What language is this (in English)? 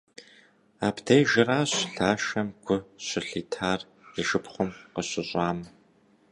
Kabardian